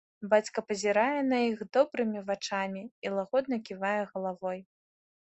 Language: Belarusian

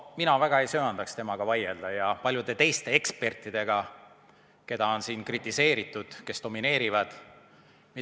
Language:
Estonian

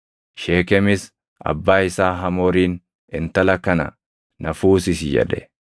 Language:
Oromo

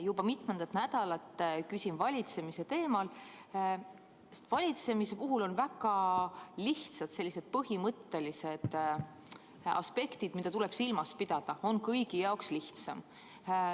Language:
Estonian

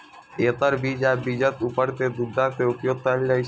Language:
Maithili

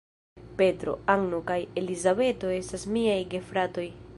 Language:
Esperanto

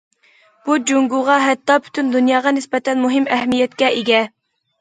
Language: Uyghur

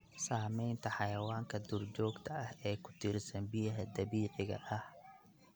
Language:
Somali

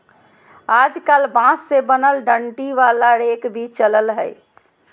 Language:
Magahi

